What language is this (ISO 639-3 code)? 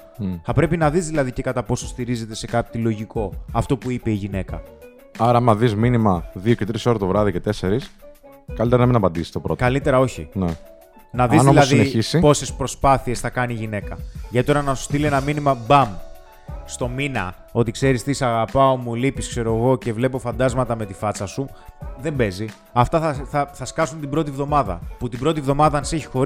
ell